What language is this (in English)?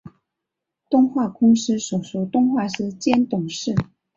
Chinese